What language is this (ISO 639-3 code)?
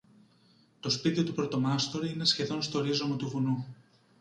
ell